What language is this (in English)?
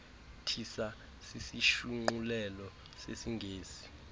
Xhosa